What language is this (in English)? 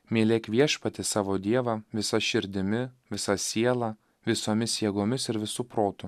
Lithuanian